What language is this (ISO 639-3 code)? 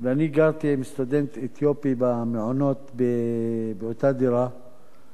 heb